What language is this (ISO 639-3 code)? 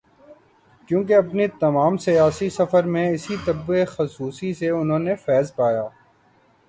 urd